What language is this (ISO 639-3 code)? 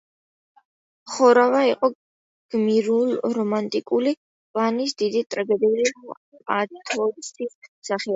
kat